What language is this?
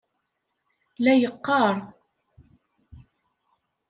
Kabyle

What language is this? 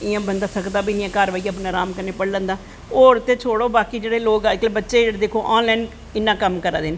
Dogri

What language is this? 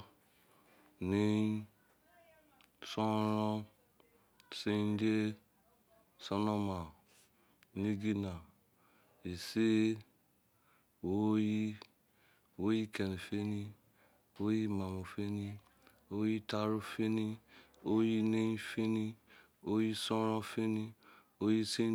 Izon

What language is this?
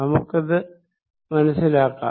Malayalam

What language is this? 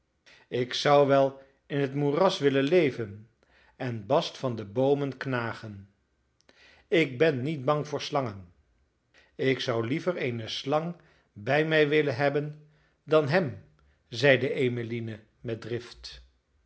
Dutch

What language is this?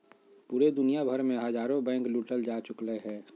Magahi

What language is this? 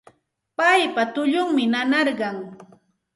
Santa Ana de Tusi Pasco Quechua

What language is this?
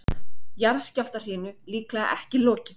Icelandic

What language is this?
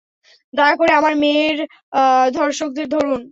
Bangla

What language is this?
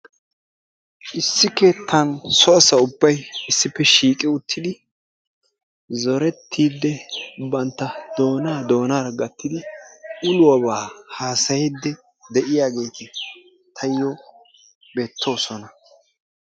Wolaytta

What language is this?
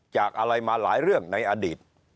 Thai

